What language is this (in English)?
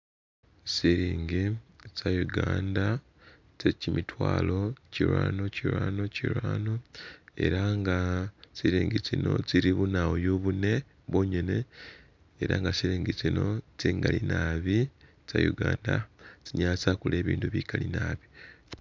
Masaaba